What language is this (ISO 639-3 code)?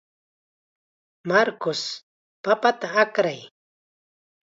qxa